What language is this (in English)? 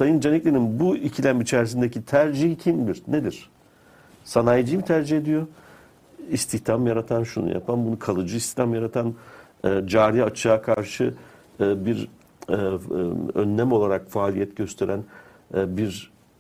Turkish